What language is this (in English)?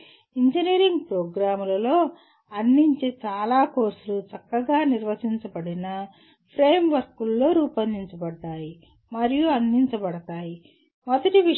Telugu